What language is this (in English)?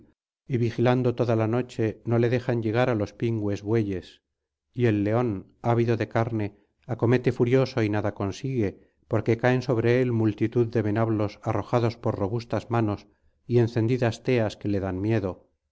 Spanish